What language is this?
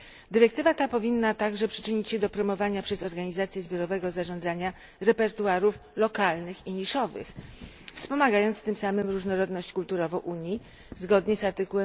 Polish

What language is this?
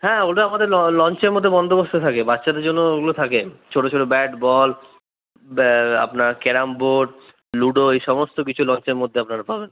Bangla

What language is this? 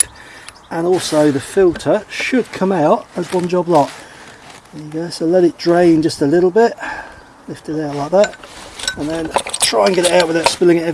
English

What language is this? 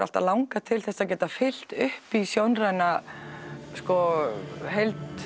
Icelandic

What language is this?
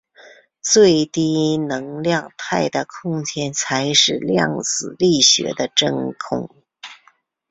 Chinese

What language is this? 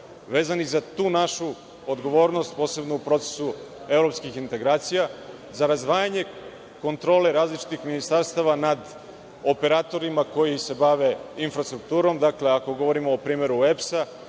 Serbian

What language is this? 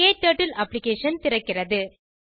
Tamil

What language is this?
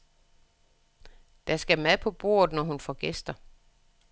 Danish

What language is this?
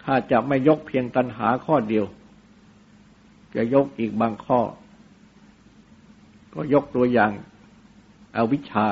Thai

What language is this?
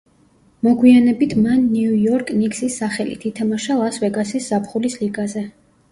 Georgian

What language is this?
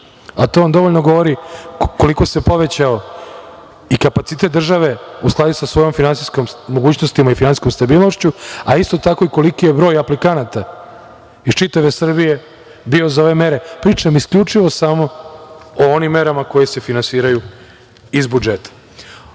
Serbian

